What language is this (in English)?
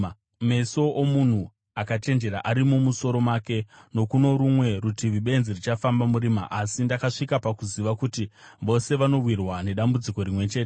Shona